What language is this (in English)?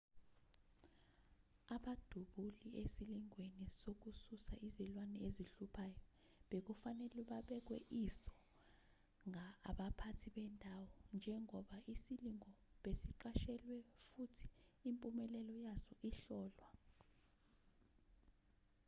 Zulu